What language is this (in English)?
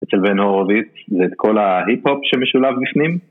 Hebrew